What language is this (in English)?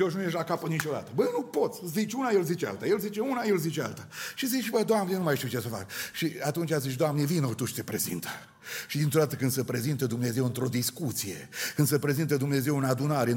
Romanian